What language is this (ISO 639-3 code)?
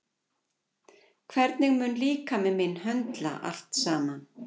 isl